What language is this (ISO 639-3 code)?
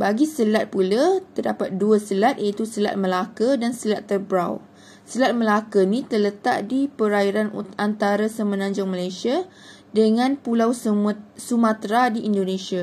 msa